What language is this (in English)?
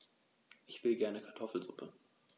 German